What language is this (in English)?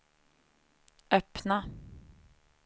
Swedish